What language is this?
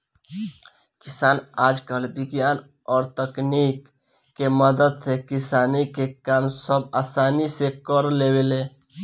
Bhojpuri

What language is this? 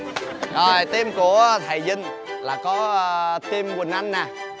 Vietnamese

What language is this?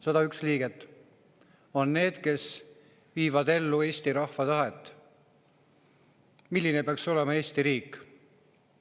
Estonian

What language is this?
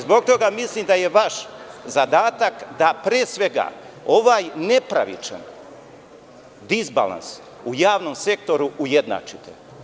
Serbian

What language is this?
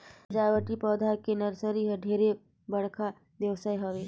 Chhattisgarhi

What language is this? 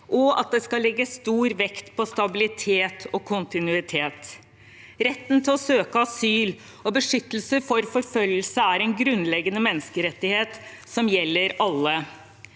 Norwegian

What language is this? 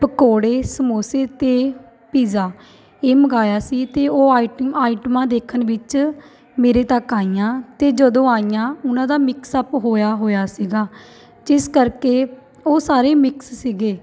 Punjabi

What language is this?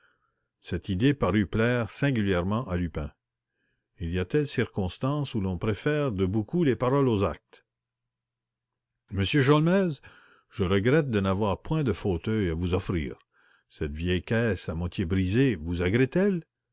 French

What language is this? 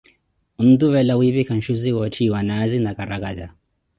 Koti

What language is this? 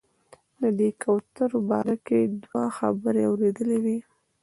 Pashto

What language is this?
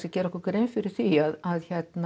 Icelandic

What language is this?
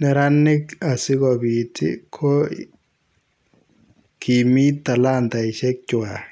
Kalenjin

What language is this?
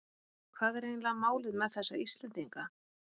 Icelandic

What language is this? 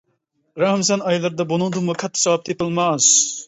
Uyghur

